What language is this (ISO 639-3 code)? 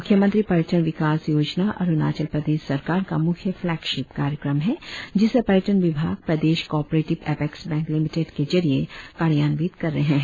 hin